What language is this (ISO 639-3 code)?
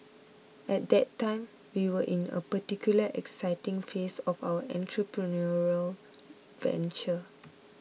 eng